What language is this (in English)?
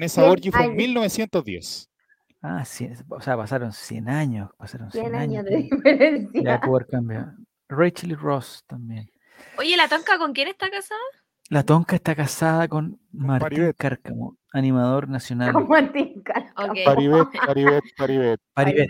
Spanish